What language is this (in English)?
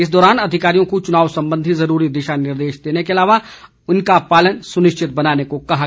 Hindi